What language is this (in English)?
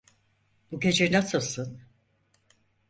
Turkish